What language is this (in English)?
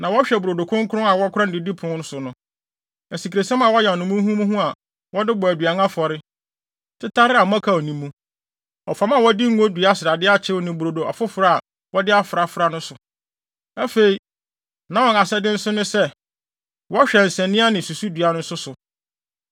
Akan